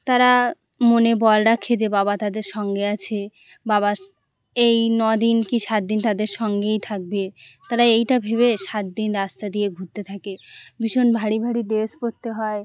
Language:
Bangla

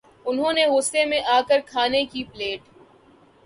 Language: Urdu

